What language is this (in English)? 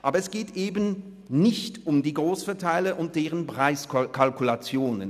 Swiss German